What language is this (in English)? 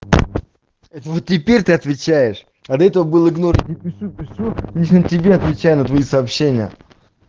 Russian